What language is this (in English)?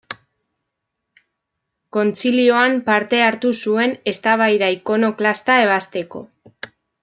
Basque